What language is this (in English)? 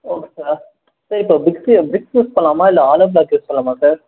Tamil